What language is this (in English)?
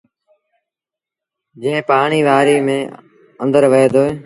Sindhi Bhil